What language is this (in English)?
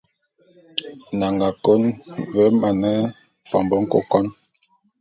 Bulu